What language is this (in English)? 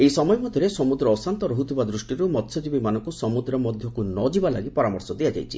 Odia